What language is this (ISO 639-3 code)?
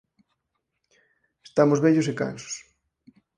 glg